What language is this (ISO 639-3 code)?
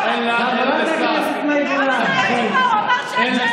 heb